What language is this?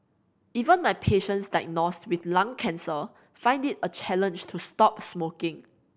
English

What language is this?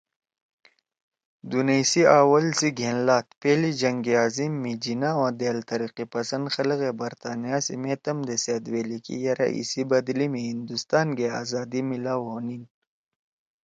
Torwali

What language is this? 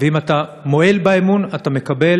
Hebrew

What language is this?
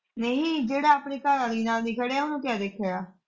Punjabi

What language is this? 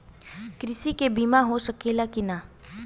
Bhojpuri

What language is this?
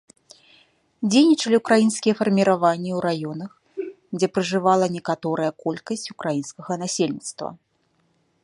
Belarusian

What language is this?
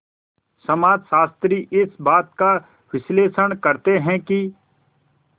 Hindi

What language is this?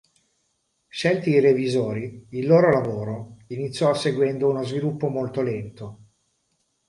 Italian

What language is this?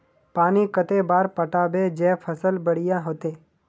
Magahi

